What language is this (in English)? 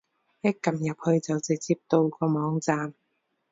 Cantonese